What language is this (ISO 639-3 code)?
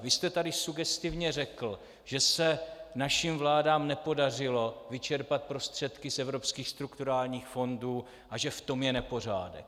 ces